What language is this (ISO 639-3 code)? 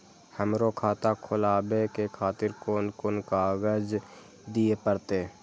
mai